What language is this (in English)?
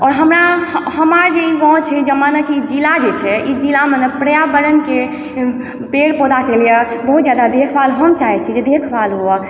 Maithili